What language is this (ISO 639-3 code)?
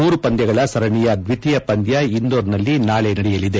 kan